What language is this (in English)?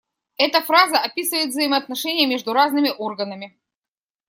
Russian